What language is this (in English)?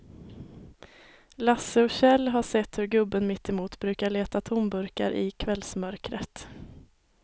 Swedish